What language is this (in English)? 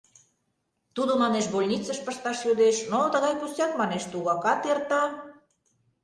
Mari